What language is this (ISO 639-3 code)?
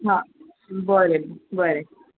kok